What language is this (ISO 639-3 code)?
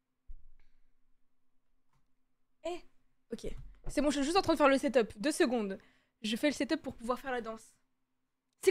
fra